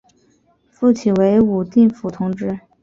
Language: Chinese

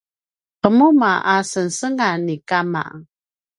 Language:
Paiwan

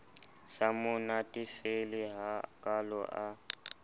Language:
Southern Sotho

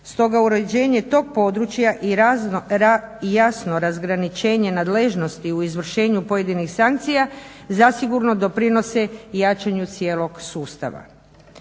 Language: Croatian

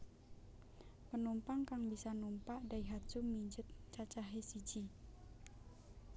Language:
Javanese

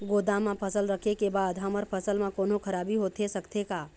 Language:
Chhattisgarhi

